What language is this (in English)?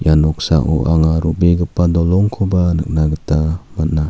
Garo